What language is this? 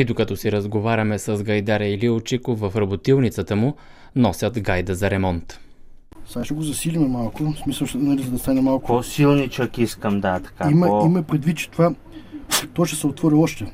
Bulgarian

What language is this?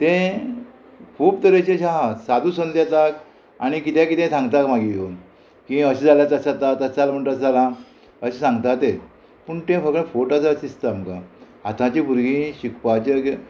Konkani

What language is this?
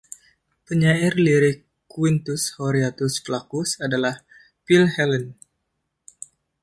Indonesian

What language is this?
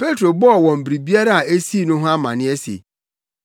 Akan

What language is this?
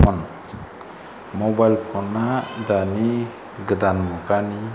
Bodo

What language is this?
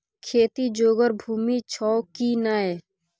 Maithili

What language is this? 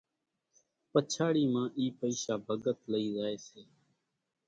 Kachi Koli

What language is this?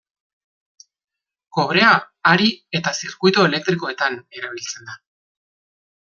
Basque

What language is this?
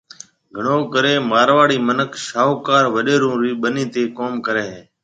Marwari (Pakistan)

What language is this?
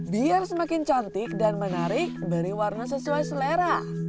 Indonesian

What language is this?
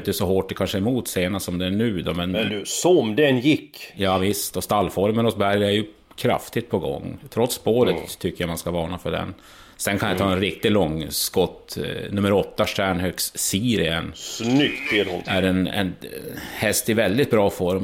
Swedish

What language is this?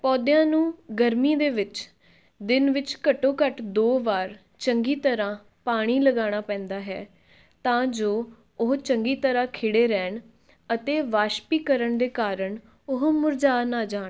Punjabi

